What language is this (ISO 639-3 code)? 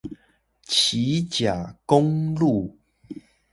zho